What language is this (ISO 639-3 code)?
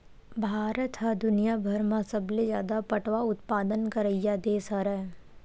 hne